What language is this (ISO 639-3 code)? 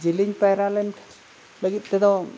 sat